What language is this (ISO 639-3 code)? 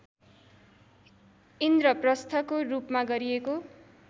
nep